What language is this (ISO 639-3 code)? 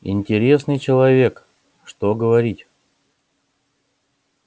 rus